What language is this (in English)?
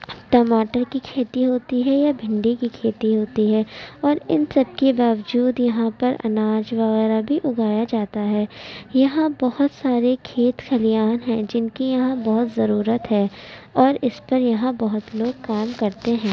Urdu